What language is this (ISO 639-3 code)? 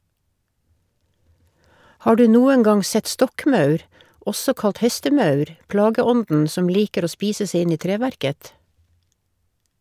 nor